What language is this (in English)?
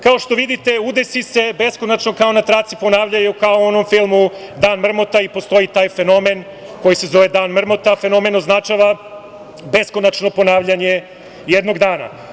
Serbian